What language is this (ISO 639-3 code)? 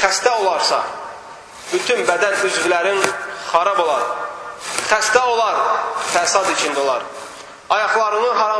tur